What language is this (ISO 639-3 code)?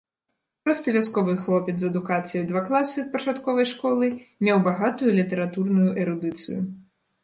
bel